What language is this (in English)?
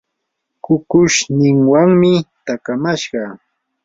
Yanahuanca Pasco Quechua